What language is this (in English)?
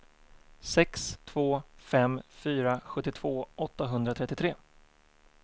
Swedish